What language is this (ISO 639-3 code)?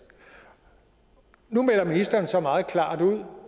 dan